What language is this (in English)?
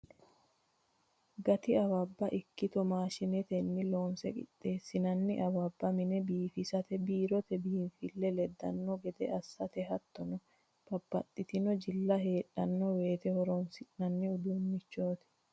Sidamo